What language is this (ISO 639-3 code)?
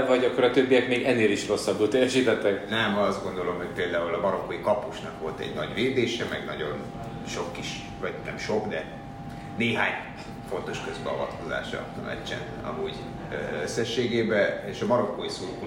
hun